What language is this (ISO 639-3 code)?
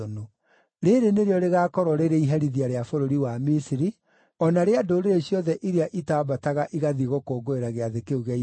kik